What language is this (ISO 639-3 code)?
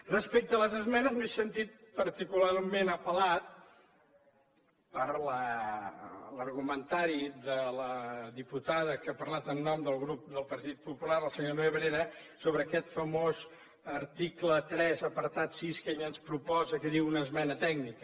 cat